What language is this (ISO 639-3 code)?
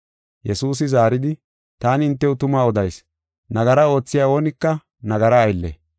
gof